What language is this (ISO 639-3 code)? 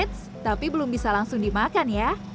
ind